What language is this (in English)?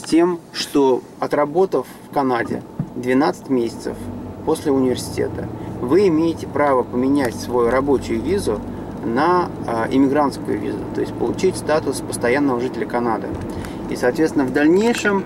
Russian